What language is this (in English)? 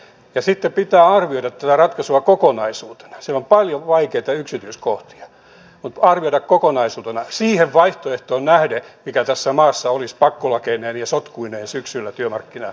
Finnish